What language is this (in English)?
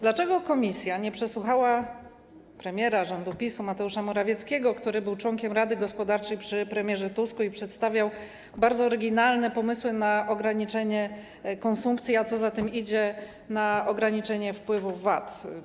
Polish